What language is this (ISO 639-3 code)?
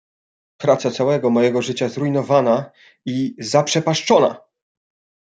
pol